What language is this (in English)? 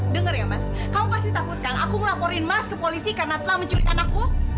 Indonesian